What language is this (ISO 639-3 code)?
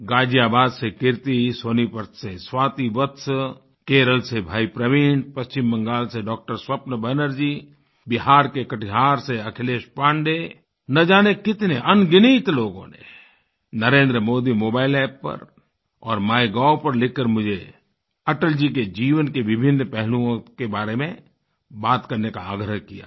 hin